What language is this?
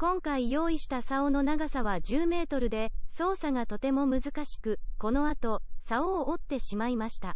Japanese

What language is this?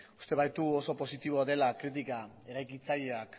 Basque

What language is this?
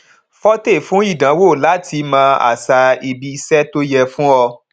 Yoruba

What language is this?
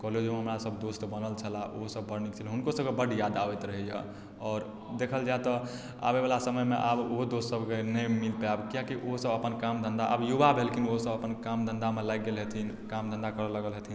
Maithili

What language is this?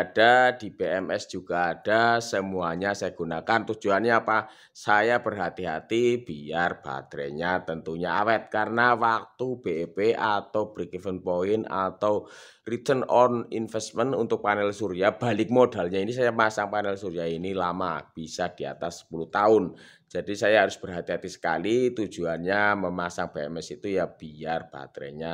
Indonesian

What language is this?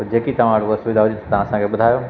Sindhi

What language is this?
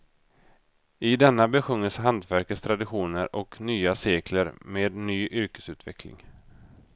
Swedish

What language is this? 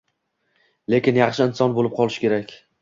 Uzbek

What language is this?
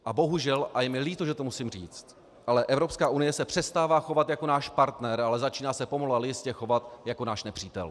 Czech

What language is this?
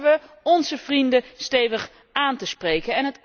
Dutch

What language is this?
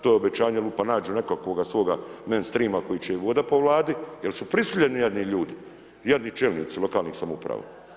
Croatian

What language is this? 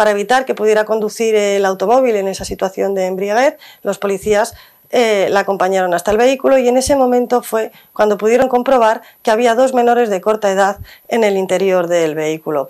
Spanish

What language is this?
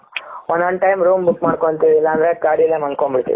Kannada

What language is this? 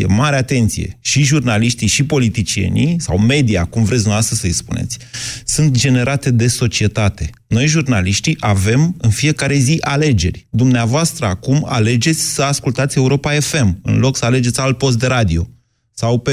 Romanian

